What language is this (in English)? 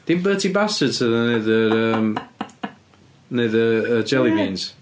Welsh